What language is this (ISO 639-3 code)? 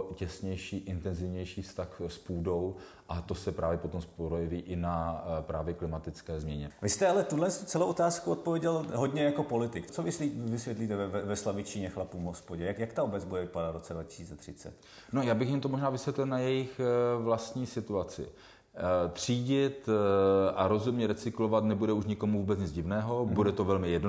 ces